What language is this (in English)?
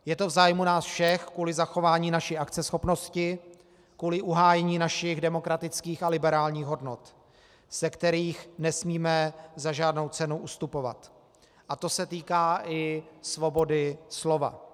Czech